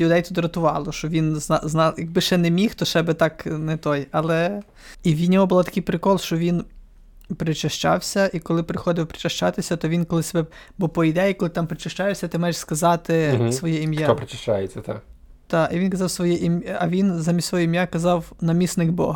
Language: Ukrainian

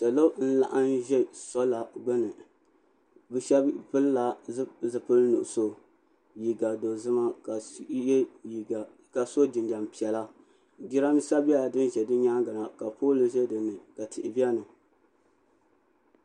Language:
Dagbani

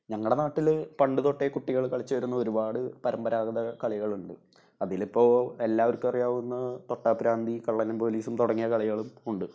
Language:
Malayalam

